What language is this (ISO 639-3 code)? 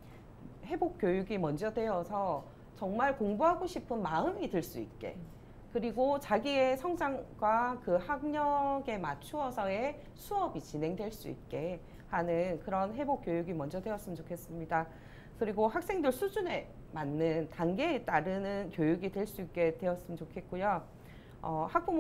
kor